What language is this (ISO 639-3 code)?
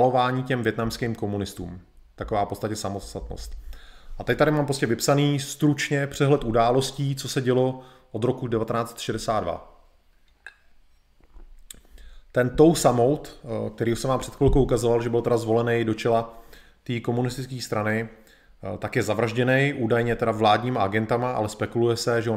ces